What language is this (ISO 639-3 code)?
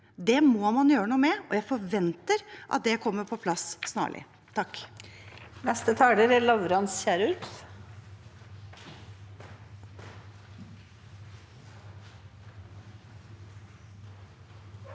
nor